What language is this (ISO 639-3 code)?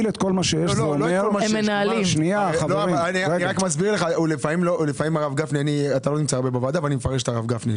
heb